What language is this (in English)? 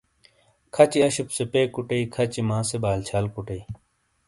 Shina